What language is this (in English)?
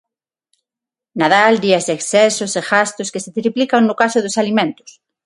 Galician